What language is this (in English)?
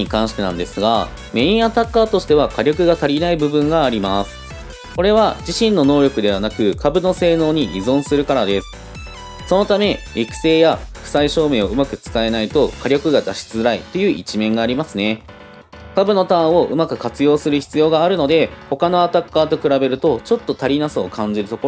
Japanese